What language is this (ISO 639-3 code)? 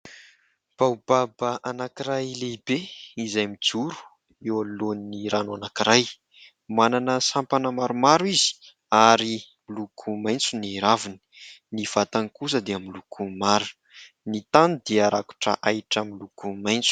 mlg